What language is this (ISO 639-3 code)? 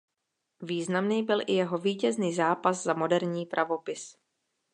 ces